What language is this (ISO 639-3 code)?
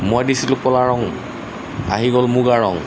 asm